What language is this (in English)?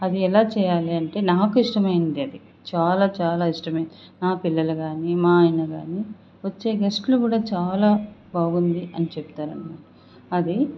Telugu